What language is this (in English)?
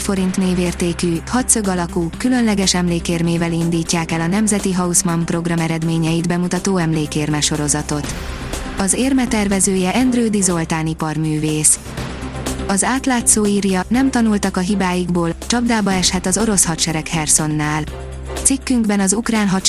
Hungarian